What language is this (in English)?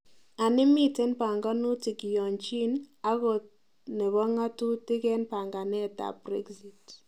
Kalenjin